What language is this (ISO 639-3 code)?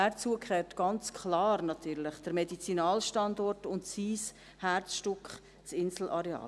gsw